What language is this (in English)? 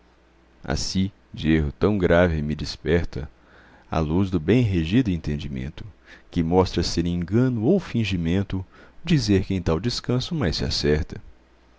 Portuguese